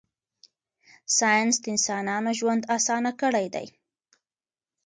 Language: Pashto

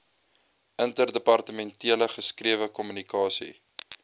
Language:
Afrikaans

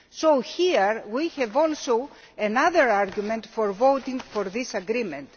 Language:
English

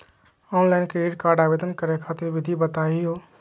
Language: Magahi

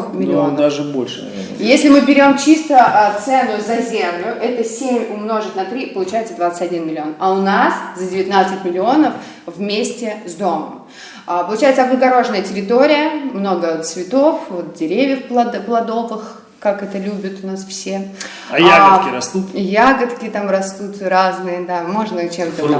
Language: Russian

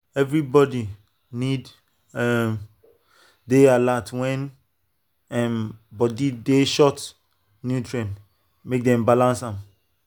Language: Nigerian Pidgin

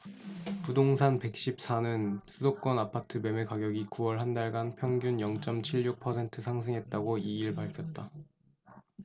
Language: Korean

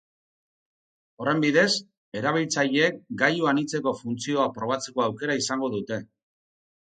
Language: Basque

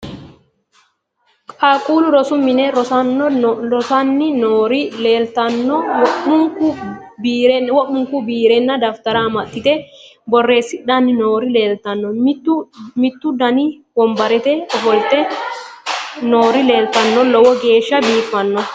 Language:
Sidamo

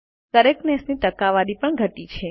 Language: Gujarati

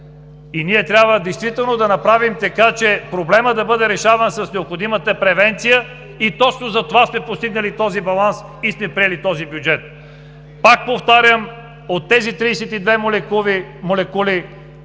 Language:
Bulgarian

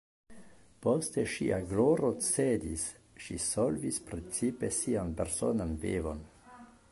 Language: Esperanto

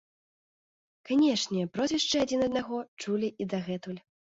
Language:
Belarusian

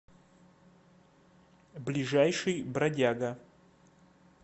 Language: Russian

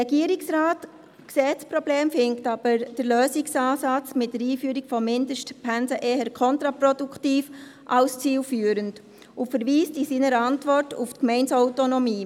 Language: Swiss German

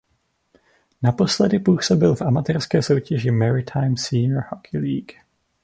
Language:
Czech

